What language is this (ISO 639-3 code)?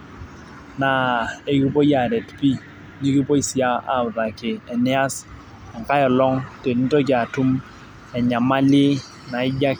mas